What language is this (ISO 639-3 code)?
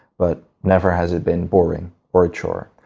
eng